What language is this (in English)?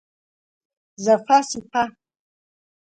Abkhazian